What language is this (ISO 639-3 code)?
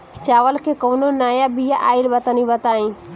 bho